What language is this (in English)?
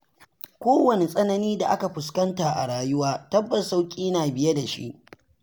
Hausa